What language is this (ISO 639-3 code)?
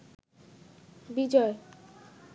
ben